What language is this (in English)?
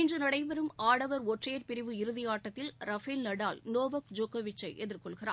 Tamil